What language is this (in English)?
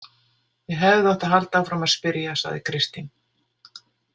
Icelandic